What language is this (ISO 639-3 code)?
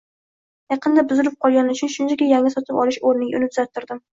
uzb